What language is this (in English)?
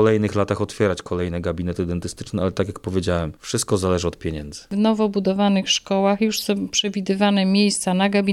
Polish